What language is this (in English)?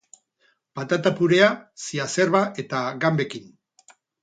Basque